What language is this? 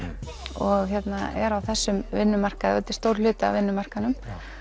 Icelandic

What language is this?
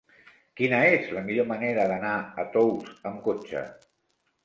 Catalan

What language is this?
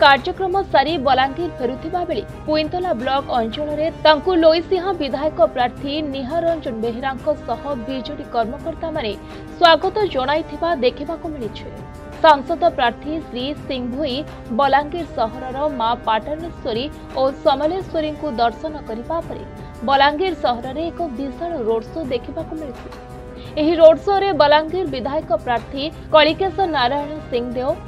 Hindi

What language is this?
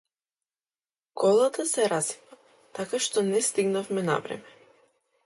Macedonian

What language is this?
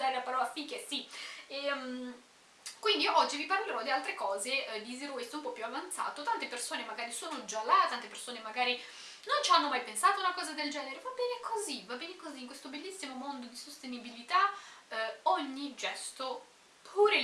Italian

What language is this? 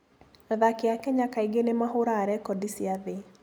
Kikuyu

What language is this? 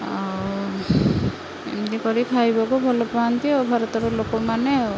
Odia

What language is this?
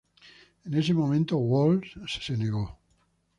Spanish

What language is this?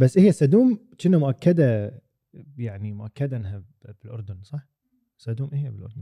Arabic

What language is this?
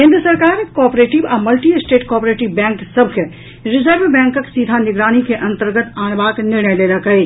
Maithili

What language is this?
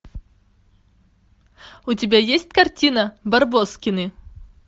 Russian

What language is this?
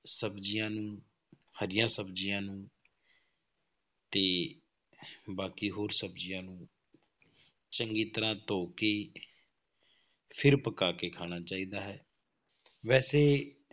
Punjabi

